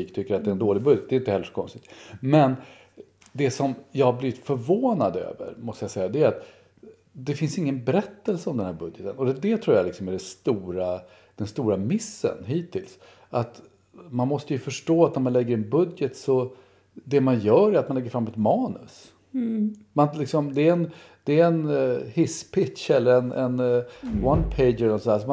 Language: Swedish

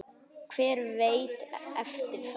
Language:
Icelandic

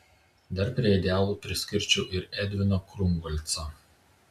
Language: Lithuanian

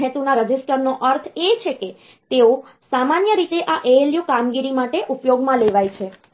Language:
Gujarati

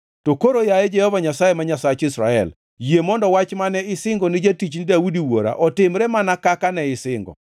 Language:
Luo (Kenya and Tanzania)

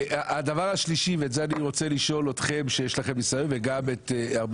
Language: Hebrew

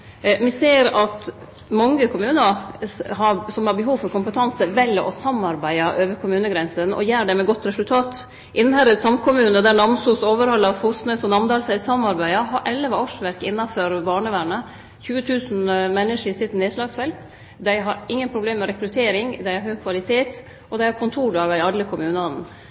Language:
Norwegian Nynorsk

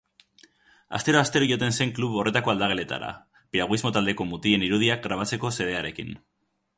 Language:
Basque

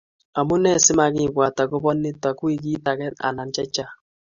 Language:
Kalenjin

